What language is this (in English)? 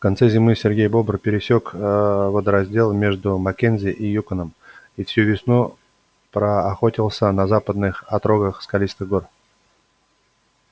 Russian